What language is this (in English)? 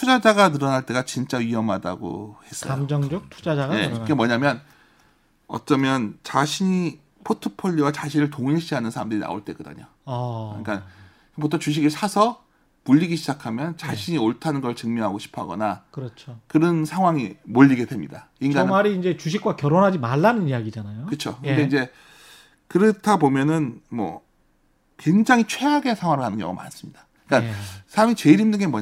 Korean